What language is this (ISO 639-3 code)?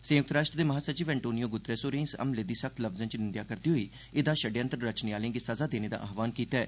doi